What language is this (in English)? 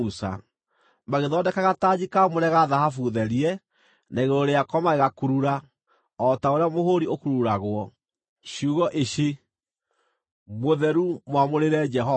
Kikuyu